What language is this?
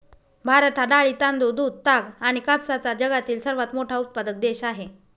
Marathi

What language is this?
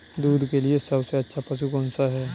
Hindi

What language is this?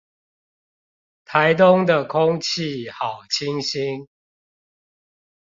Chinese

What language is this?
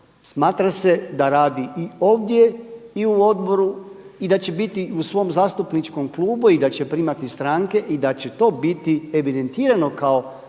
Croatian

